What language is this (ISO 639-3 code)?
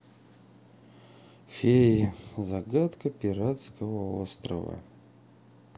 rus